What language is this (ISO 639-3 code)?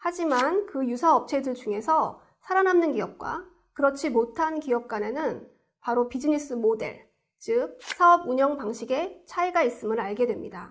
kor